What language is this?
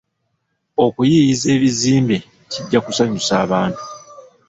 Ganda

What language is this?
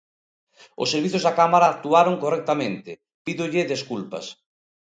Galician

